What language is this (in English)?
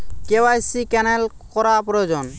Bangla